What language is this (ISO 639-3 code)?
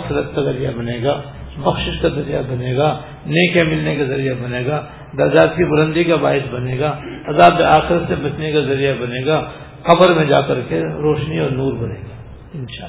urd